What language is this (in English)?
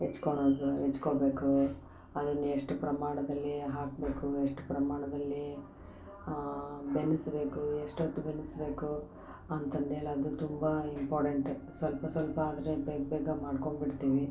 Kannada